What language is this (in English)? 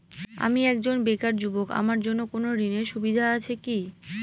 Bangla